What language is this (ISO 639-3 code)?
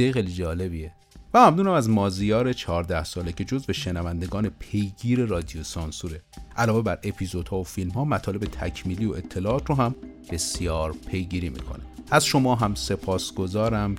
fas